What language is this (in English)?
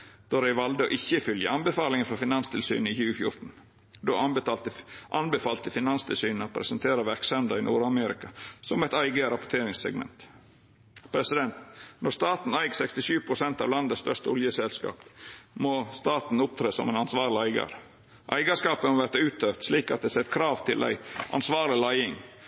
Norwegian Nynorsk